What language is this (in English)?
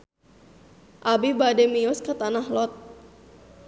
Sundanese